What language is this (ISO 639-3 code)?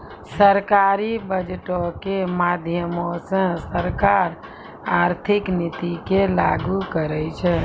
mai